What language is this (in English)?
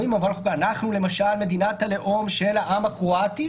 Hebrew